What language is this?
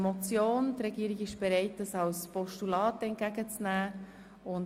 Swiss German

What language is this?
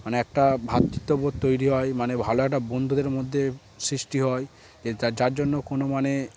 Bangla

